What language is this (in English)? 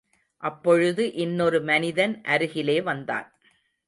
Tamil